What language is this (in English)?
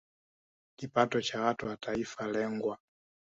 Swahili